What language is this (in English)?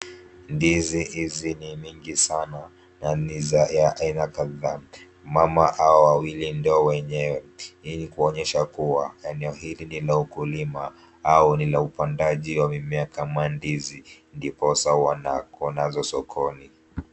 Swahili